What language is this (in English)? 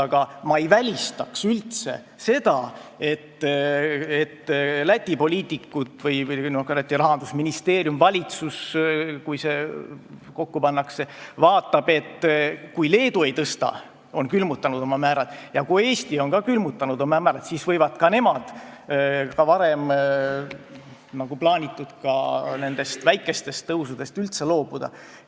Estonian